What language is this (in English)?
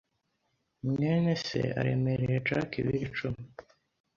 Kinyarwanda